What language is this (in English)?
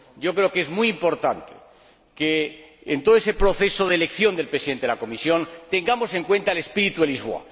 Spanish